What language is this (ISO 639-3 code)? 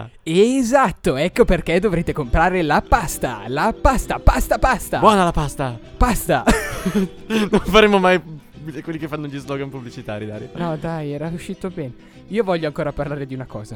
ita